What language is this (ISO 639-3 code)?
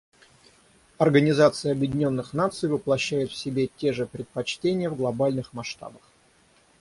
rus